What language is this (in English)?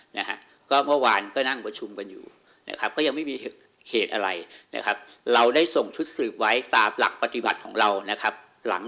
Thai